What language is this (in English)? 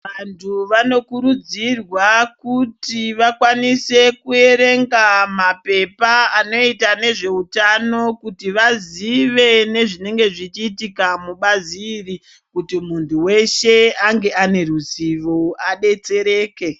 Ndau